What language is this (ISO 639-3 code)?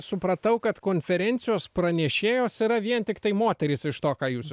lit